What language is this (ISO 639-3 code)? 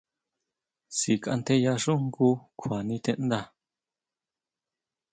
mau